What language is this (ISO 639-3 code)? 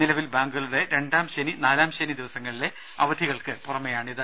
mal